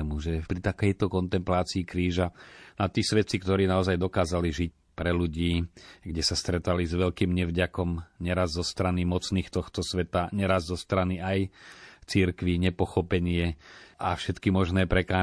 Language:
Slovak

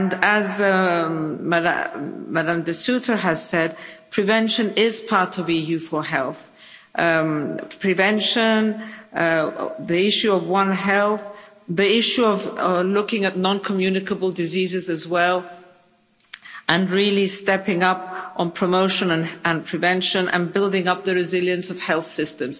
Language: English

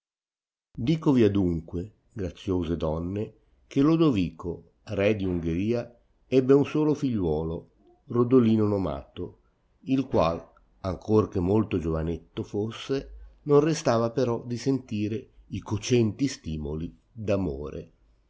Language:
Italian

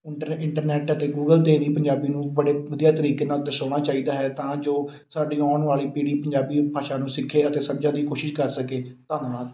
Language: Punjabi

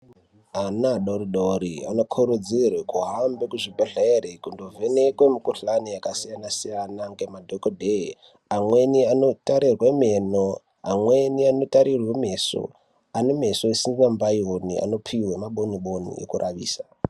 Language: Ndau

